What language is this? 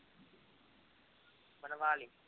Punjabi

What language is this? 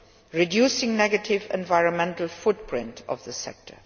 English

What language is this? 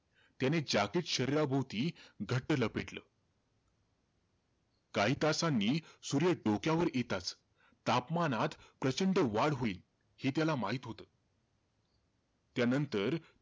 Marathi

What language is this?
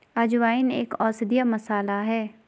Hindi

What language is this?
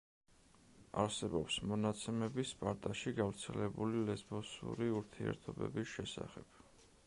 Georgian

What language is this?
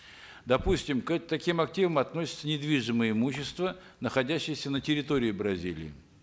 Kazakh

